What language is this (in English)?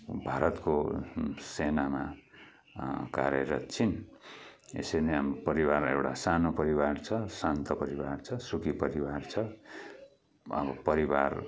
Nepali